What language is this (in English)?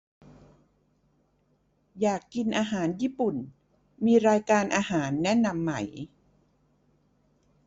Thai